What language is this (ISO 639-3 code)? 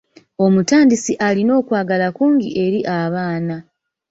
lug